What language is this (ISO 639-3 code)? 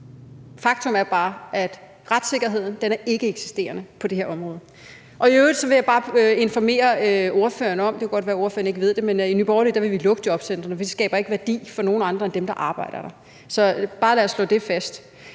dan